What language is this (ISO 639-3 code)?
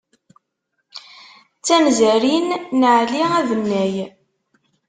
kab